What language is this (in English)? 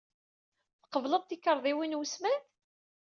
Kabyle